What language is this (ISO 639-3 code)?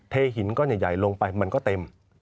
tha